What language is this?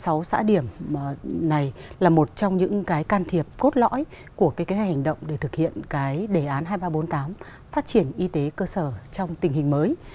Vietnamese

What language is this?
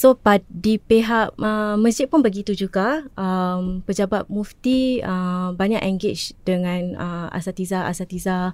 Malay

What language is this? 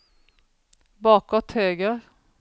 Swedish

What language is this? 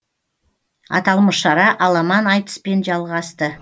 Kazakh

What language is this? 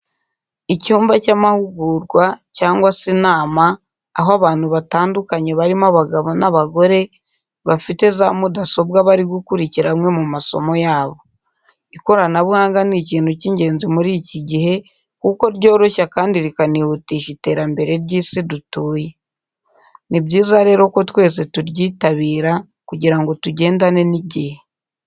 Kinyarwanda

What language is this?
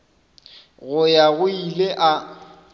Northern Sotho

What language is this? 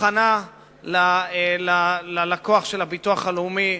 Hebrew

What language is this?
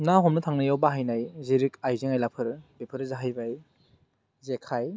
Bodo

